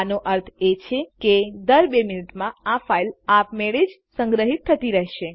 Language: Gujarati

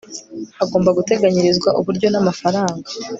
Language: Kinyarwanda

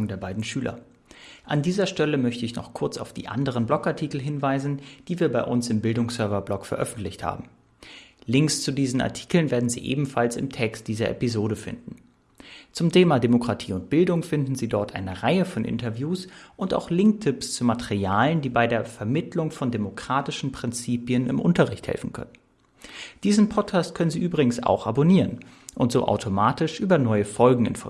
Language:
German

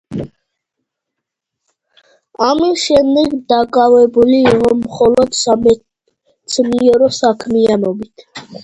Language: Georgian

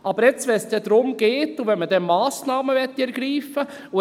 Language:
Swiss German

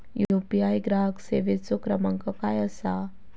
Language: Marathi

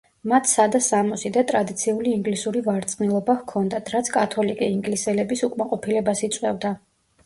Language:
Georgian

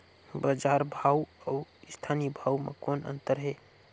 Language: Chhattisgarhi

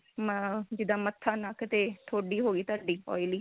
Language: Punjabi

